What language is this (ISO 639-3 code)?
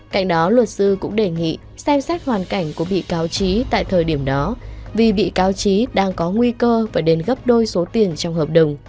vie